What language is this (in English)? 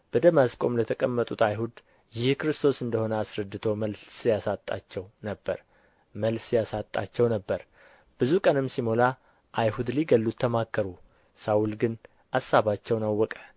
Amharic